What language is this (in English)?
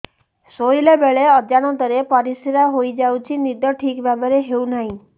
Odia